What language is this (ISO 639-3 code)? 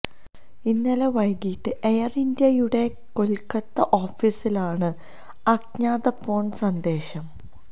mal